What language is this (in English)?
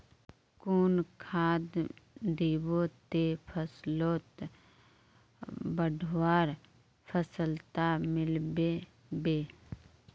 Magahi